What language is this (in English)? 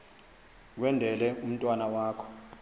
Xhosa